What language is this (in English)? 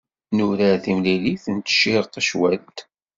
Kabyle